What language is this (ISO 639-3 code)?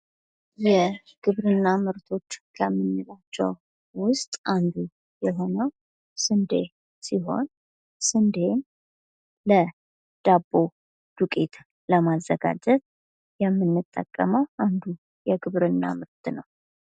amh